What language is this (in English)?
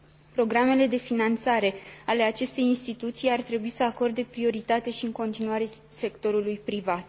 Romanian